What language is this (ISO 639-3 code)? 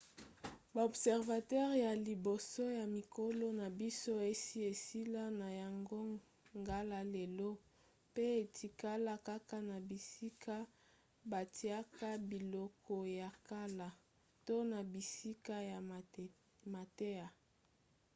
lin